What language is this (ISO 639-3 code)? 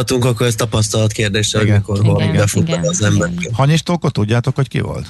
hun